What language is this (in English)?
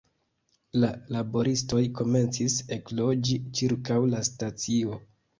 Esperanto